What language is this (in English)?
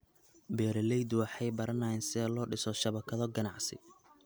Somali